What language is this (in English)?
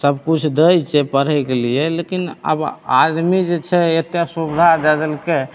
Maithili